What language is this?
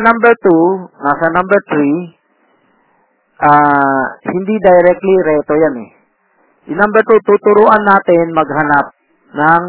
Filipino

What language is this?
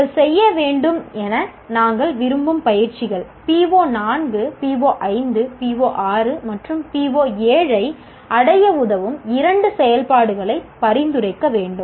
Tamil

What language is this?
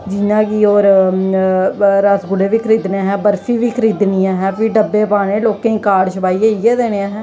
Dogri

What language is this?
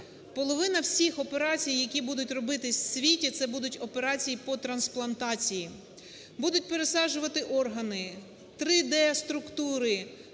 Ukrainian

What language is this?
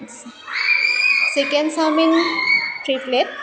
Assamese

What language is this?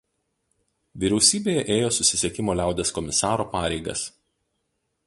Lithuanian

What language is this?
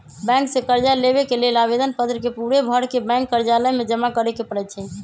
Magahi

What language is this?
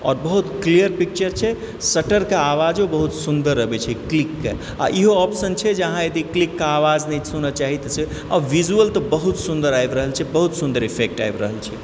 Maithili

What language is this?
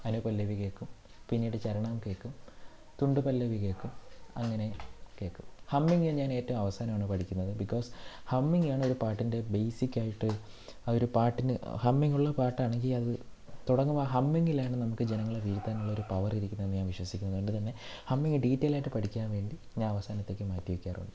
Malayalam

